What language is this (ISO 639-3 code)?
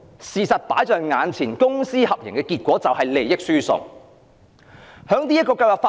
yue